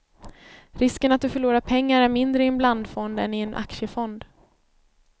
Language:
Swedish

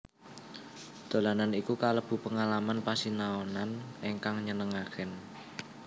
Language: Javanese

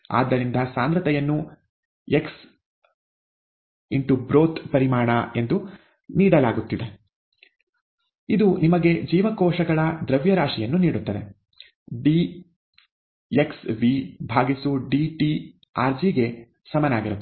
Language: Kannada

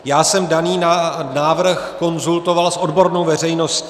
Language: Czech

